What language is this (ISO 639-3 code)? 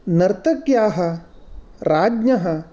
san